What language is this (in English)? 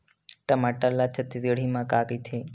Chhattisgarhi